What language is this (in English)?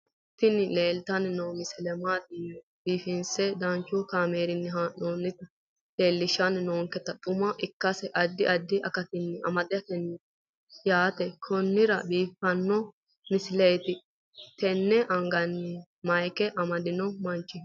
Sidamo